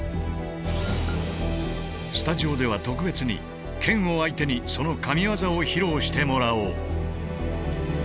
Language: Japanese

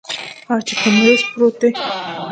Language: Pashto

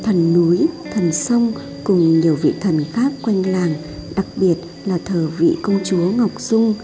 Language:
Vietnamese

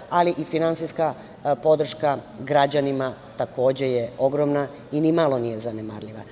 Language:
Serbian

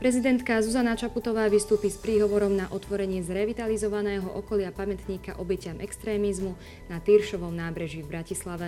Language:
Slovak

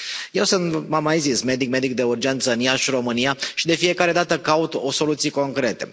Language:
Romanian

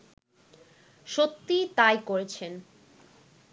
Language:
Bangla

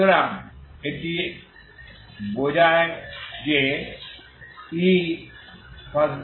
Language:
Bangla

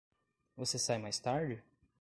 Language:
Portuguese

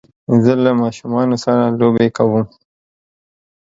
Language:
Pashto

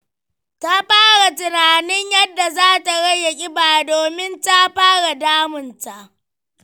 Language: Hausa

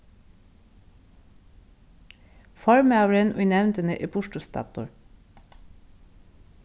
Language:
Faroese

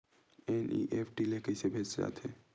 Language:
Chhattisgarhi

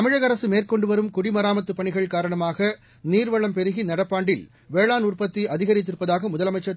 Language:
Tamil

